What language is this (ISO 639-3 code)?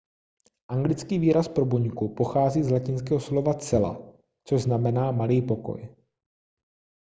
ces